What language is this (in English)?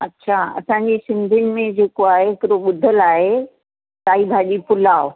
Sindhi